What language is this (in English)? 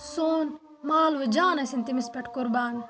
Kashmiri